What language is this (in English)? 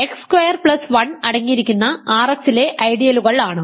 Malayalam